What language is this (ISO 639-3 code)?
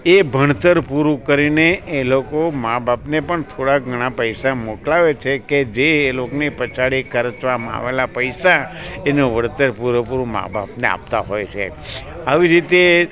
guj